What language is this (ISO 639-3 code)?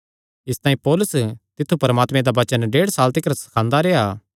xnr